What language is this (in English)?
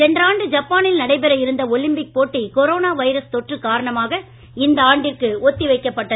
Tamil